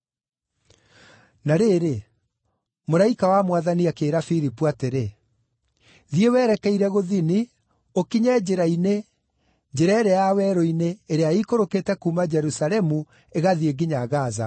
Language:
Kikuyu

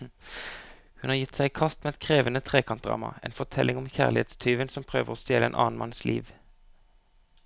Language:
Norwegian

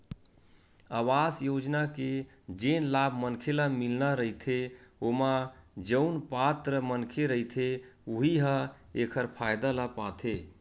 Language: Chhattisgarhi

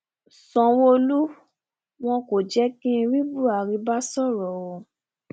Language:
Yoruba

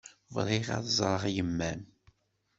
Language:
Kabyle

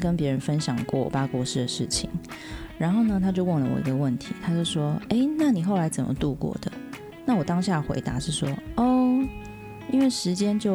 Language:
Chinese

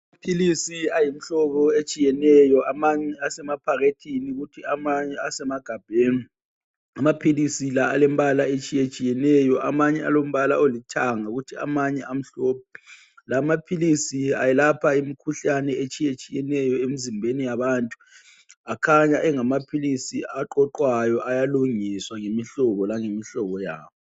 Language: North Ndebele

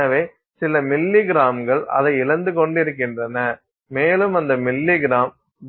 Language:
Tamil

